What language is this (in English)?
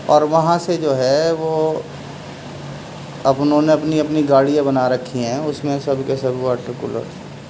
Urdu